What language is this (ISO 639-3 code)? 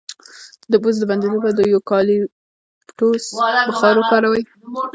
pus